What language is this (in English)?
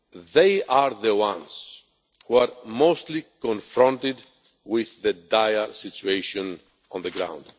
English